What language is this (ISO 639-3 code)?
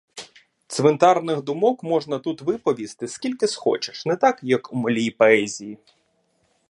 ukr